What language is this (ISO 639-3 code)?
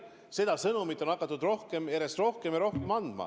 est